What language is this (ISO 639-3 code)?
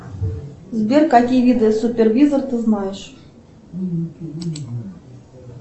rus